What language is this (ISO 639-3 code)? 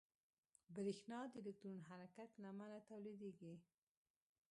pus